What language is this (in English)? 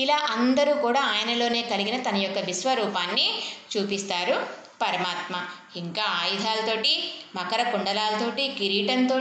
Telugu